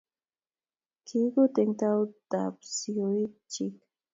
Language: Kalenjin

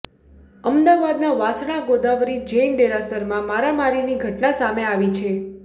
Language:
Gujarati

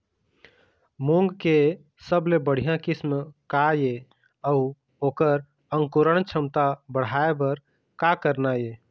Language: Chhattisgarhi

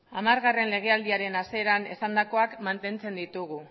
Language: Basque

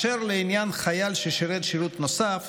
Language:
Hebrew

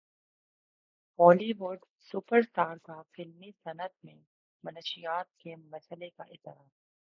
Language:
Urdu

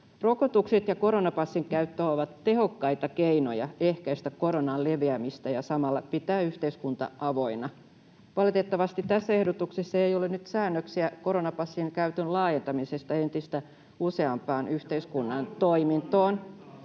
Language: Finnish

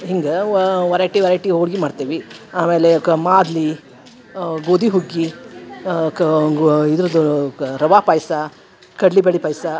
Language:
Kannada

